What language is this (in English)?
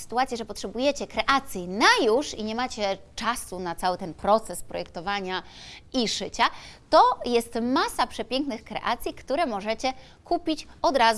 Polish